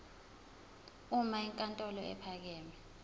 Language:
Zulu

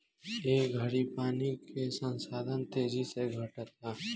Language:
Bhojpuri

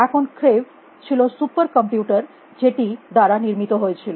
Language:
Bangla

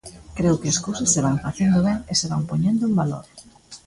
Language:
Galician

